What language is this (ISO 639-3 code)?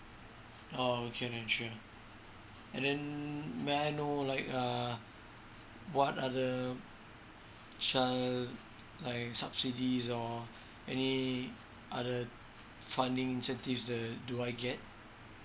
eng